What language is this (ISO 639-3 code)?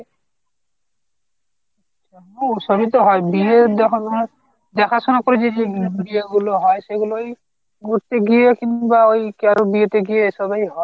ben